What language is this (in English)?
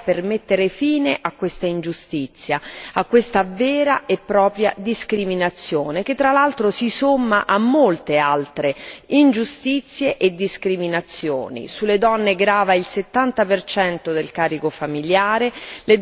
Italian